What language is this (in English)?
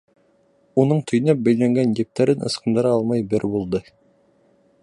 Bashkir